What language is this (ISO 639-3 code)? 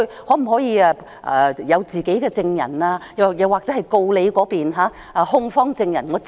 yue